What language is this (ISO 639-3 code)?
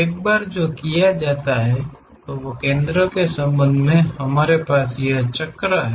hin